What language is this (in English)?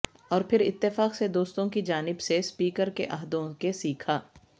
Urdu